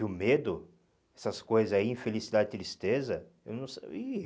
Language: Portuguese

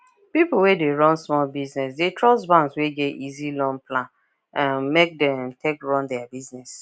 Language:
Nigerian Pidgin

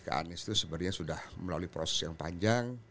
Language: Indonesian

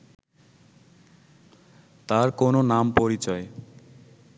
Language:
Bangla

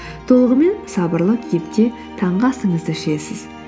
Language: Kazakh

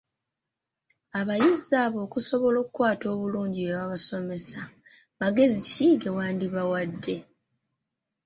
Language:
Ganda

